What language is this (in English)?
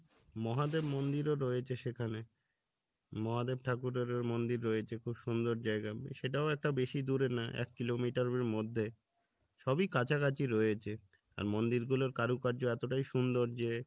Bangla